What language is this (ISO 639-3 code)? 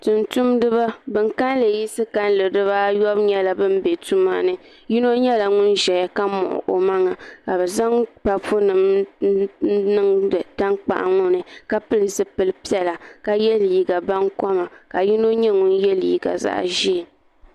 dag